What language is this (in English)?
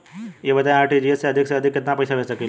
Bhojpuri